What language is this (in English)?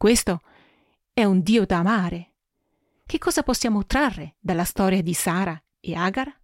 Italian